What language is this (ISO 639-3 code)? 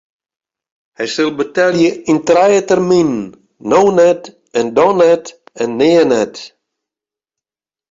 fry